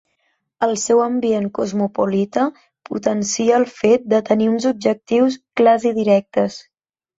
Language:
Catalan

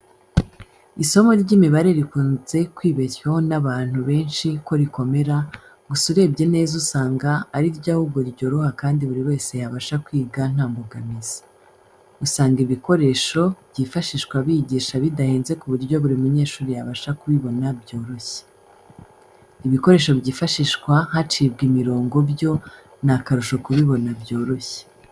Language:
Kinyarwanda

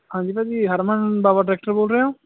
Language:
Punjabi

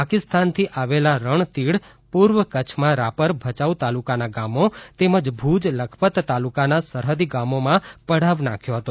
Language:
Gujarati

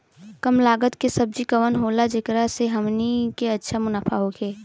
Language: Bhojpuri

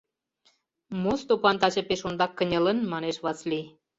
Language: Mari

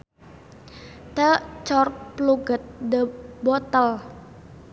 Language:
Sundanese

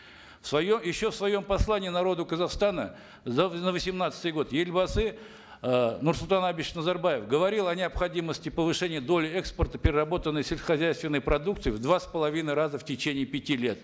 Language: Kazakh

